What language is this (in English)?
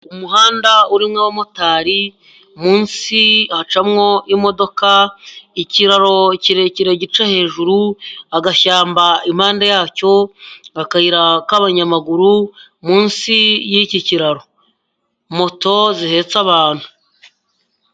Kinyarwanda